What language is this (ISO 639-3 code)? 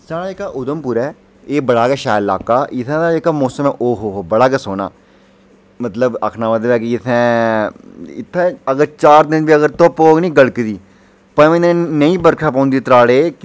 doi